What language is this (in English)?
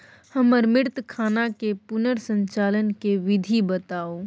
Maithili